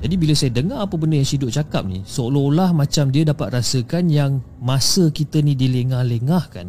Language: Malay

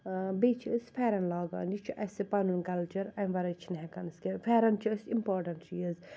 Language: Kashmiri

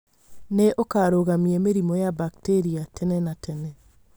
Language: Kikuyu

